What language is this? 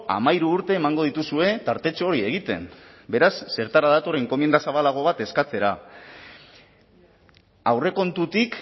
Basque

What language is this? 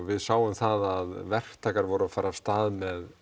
Icelandic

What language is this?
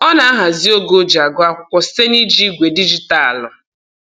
Igbo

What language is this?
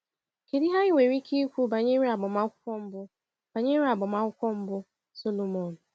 Igbo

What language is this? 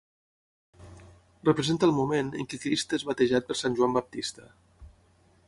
Catalan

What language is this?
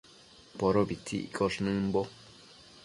Matsés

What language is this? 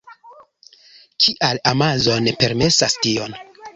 Esperanto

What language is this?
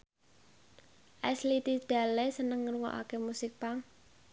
Javanese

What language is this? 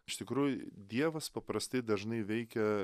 Lithuanian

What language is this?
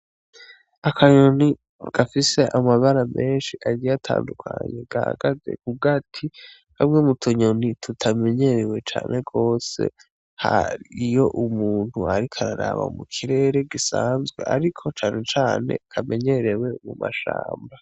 Rundi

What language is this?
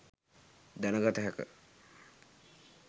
Sinhala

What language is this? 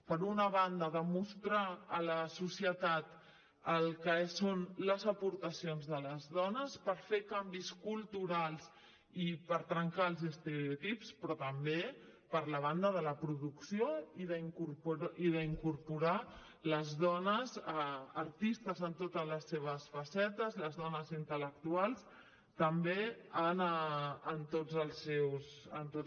Catalan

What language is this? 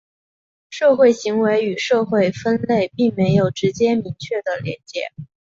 Chinese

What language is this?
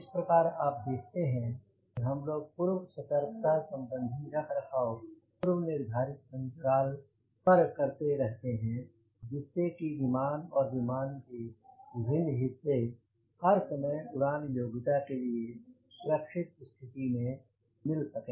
Hindi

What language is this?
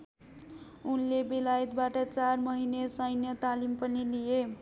Nepali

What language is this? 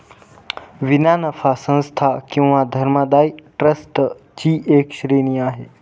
Marathi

